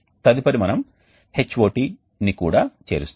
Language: Telugu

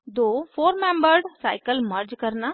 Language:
Hindi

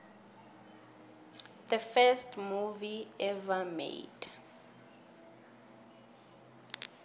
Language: South Ndebele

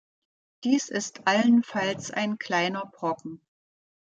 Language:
German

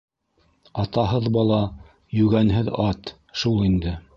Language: Bashkir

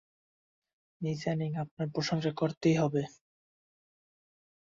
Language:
Bangla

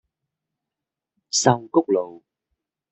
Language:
Cantonese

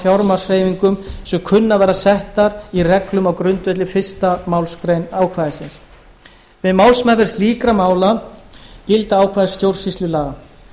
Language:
Icelandic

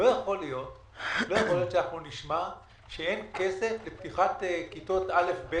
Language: Hebrew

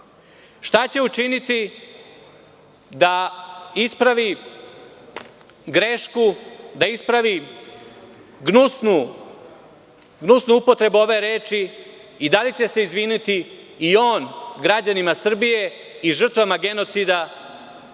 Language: Serbian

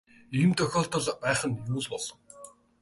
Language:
Mongolian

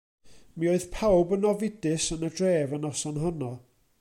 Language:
Welsh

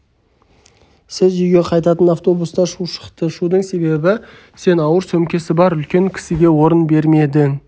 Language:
Kazakh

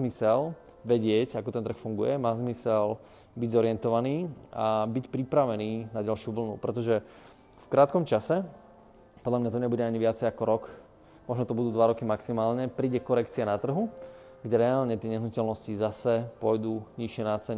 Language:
Slovak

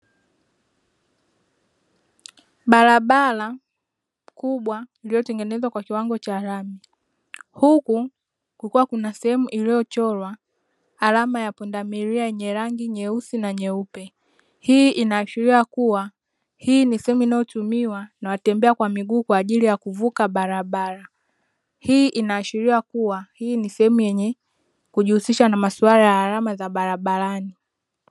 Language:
Swahili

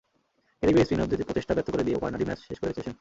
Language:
Bangla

